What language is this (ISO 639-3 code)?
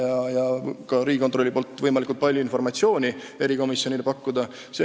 est